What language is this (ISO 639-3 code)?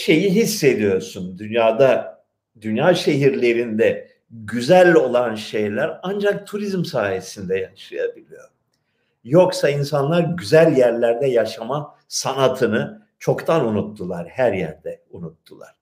tur